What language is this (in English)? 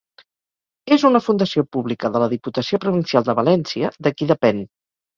Catalan